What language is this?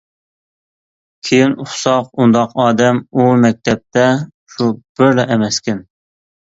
Uyghur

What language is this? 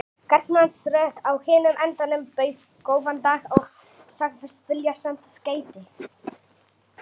Icelandic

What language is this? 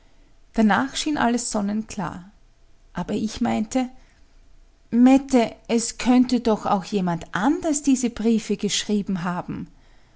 German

